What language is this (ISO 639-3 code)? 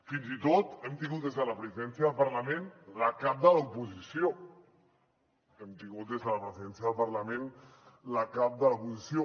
cat